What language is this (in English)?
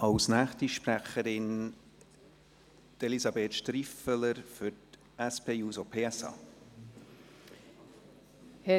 Swiss German